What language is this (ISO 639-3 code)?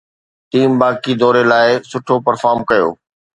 snd